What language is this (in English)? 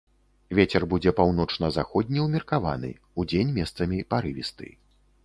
Belarusian